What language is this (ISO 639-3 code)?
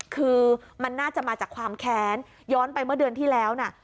tha